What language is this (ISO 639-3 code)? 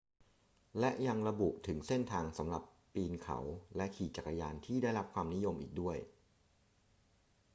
tha